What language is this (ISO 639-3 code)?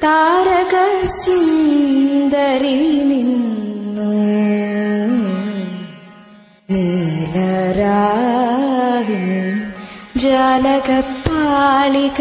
mal